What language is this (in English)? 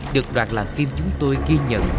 Vietnamese